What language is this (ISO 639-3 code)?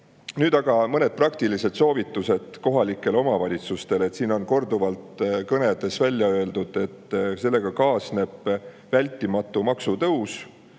est